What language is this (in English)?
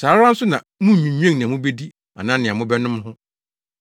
Akan